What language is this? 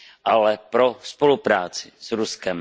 Czech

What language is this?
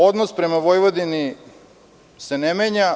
Serbian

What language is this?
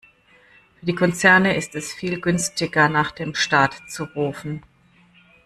German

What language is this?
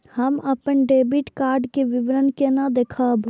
Maithili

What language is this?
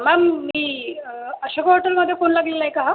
Marathi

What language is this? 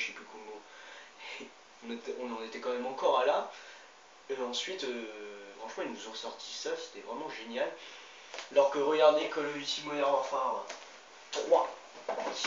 French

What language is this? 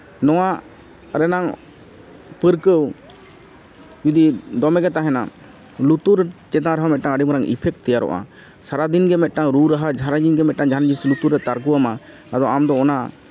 Santali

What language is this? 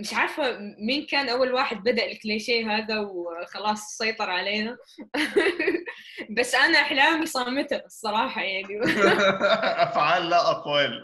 Arabic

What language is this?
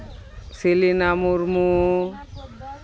Santali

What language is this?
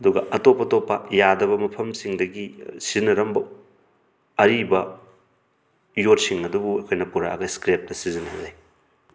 Manipuri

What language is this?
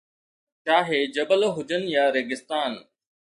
Sindhi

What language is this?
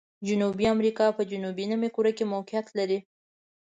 Pashto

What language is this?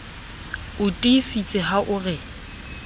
Southern Sotho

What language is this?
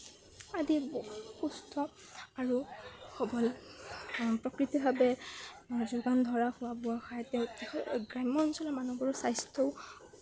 Assamese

